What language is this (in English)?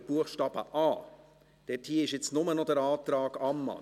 Swiss German